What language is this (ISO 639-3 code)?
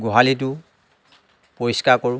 asm